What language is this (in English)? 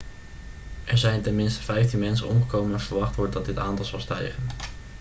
Dutch